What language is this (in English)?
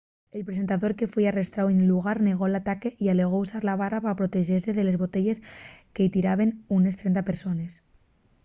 Asturian